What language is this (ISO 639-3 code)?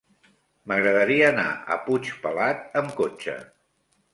cat